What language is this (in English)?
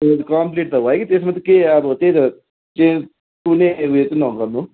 Nepali